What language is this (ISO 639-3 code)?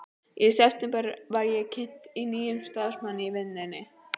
isl